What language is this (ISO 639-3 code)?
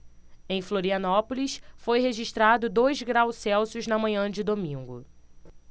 por